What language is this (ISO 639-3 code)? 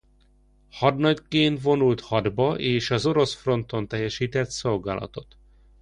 hun